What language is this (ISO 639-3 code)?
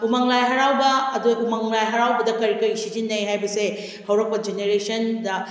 mni